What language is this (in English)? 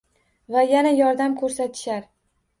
Uzbek